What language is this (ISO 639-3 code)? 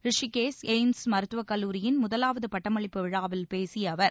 tam